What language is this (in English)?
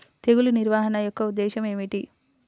Telugu